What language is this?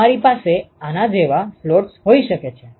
Gujarati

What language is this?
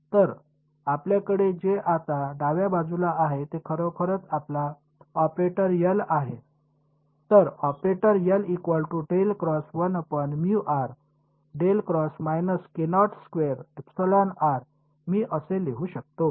Marathi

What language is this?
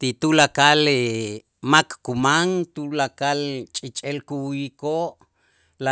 Itzá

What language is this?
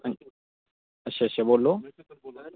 Dogri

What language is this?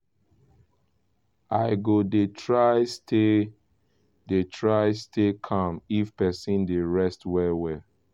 Nigerian Pidgin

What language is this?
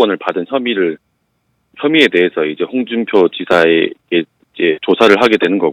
Korean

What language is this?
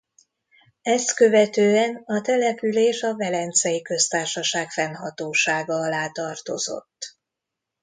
Hungarian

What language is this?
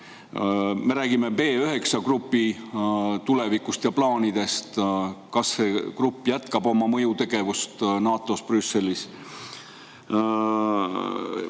Estonian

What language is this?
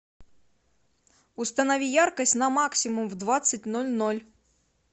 Russian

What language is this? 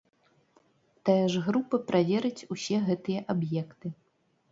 Belarusian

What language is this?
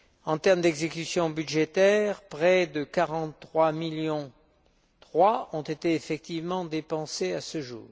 French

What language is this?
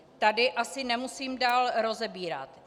Czech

